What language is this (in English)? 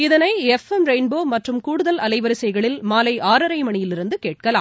Tamil